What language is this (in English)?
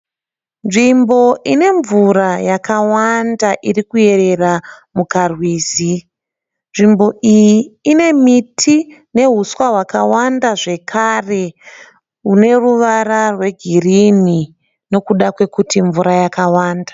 Shona